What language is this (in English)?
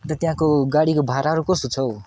Nepali